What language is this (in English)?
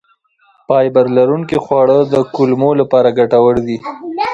Pashto